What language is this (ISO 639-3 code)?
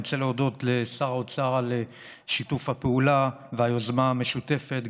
heb